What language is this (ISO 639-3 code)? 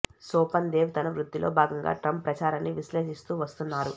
tel